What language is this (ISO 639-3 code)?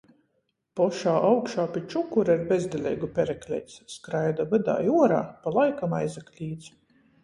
ltg